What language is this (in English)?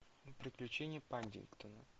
Russian